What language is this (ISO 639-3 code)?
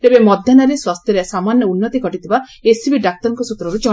ori